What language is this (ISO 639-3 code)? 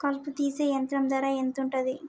tel